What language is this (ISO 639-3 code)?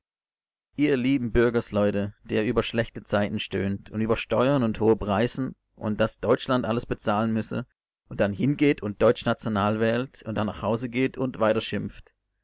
deu